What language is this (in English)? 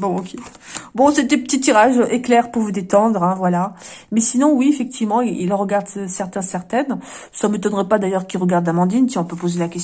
French